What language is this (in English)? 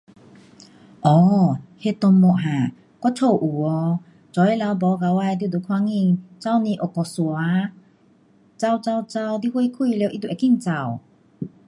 Pu-Xian Chinese